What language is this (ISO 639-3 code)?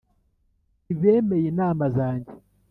kin